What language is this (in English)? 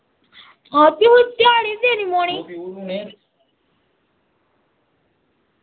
Dogri